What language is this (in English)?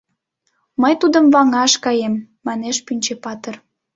Mari